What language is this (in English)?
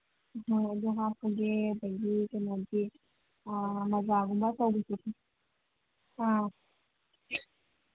Manipuri